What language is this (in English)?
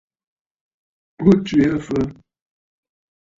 Bafut